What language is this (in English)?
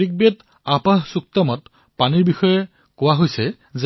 Assamese